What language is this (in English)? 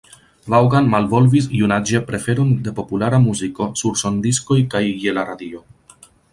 Esperanto